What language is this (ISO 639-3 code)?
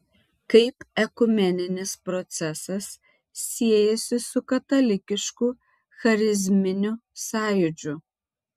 lit